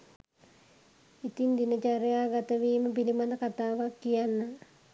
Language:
Sinhala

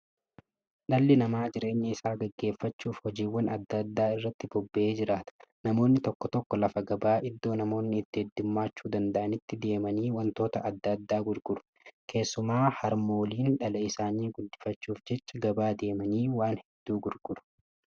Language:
Oromo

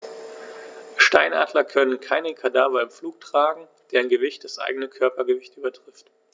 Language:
German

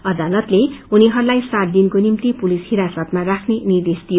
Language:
Nepali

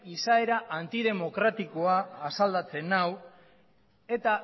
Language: Basque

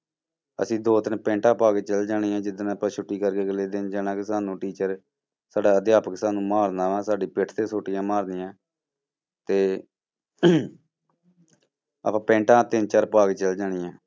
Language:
Punjabi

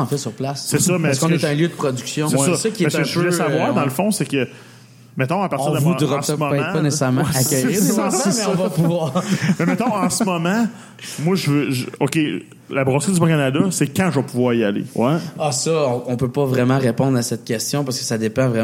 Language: French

